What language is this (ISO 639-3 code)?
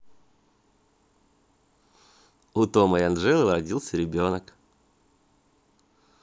rus